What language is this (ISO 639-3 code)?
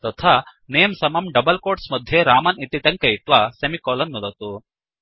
san